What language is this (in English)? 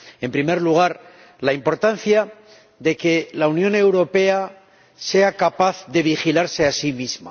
Spanish